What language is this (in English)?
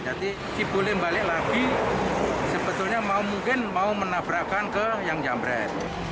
Indonesian